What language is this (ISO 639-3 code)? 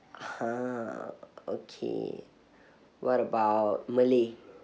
eng